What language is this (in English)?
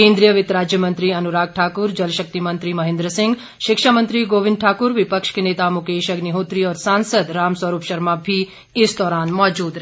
Hindi